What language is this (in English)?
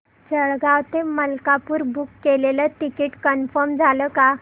Marathi